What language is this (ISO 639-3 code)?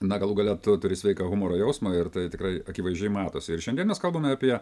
lit